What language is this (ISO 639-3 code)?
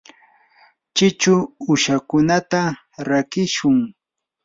qur